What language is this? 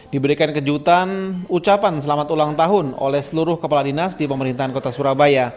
Indonesian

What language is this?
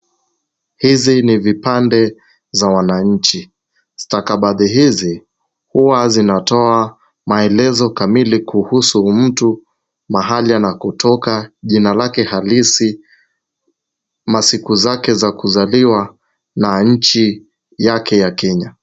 Swahili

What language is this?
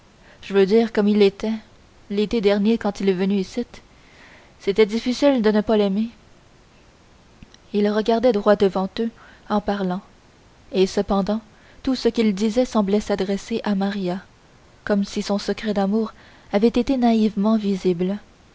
French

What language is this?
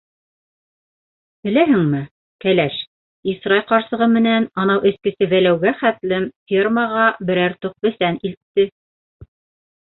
Bashkir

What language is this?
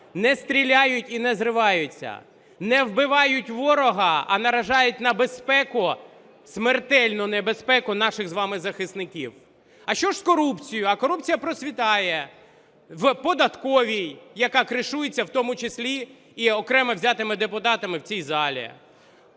Ukrainian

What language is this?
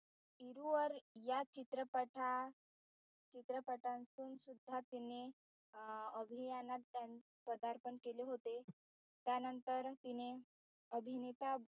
Marathi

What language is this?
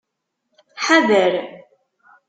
Kabyle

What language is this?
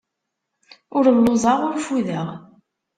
Kabyle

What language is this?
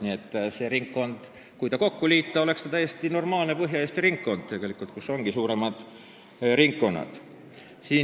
Estonian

